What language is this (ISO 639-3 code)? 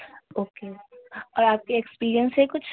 urd